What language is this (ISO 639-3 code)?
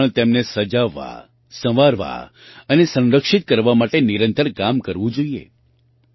guj